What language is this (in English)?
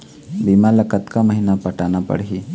Chhattisgarhi